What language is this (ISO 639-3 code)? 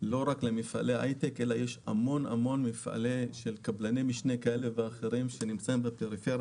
heb